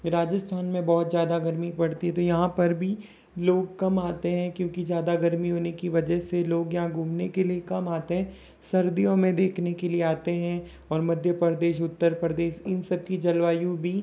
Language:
Hindi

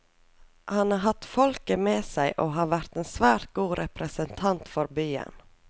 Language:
Norwegian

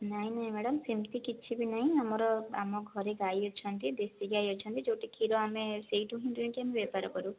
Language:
Odia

